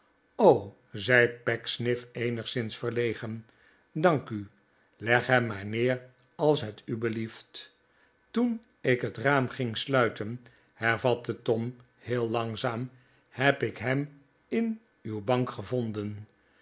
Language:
Dutch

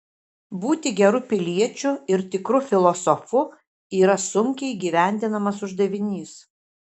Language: Lithuanian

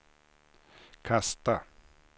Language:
Swedish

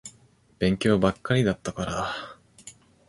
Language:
Japanese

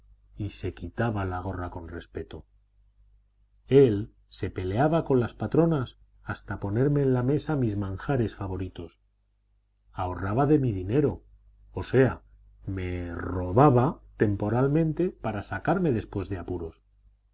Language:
Spanish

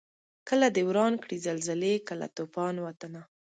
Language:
Pashto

